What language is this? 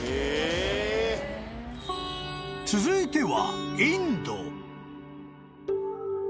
Japanese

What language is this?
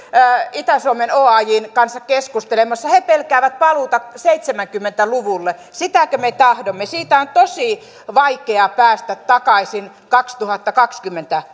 Finnish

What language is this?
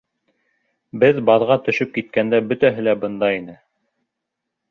Bashkir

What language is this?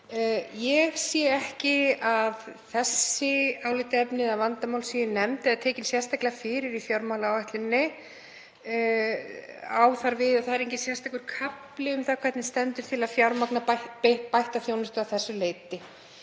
Icelandic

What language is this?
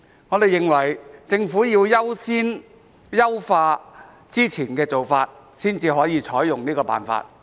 Cantonese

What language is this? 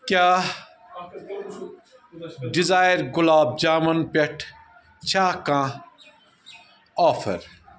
Kashmiri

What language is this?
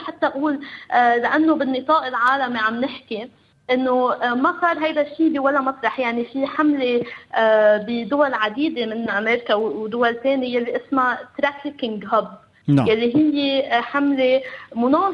Arabic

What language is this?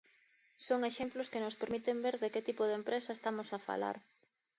Galician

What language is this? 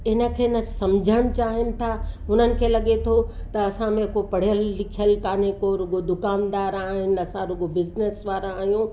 Sindhi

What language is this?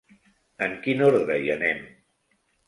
Catalan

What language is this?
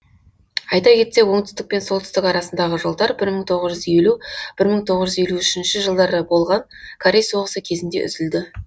Kazakh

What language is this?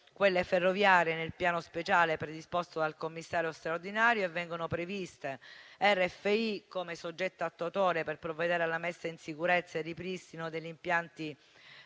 Italian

